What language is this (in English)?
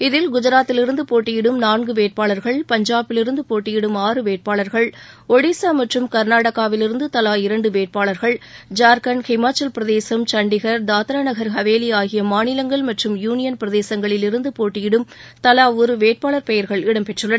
Tamil